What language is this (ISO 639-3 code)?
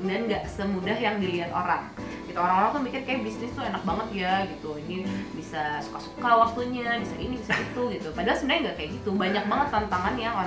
ind